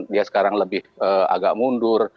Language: Indonesian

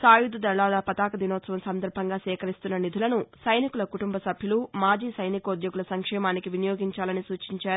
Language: Telugu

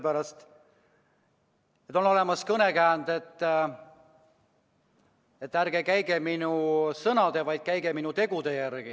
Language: Estonian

